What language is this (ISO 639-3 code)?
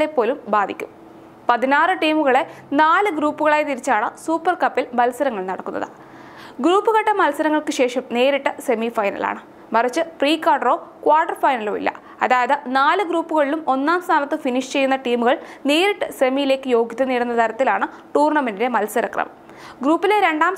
mal